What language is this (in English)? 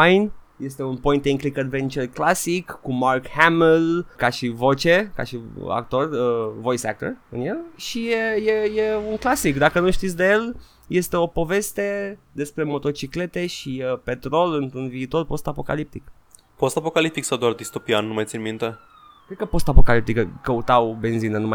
Romanian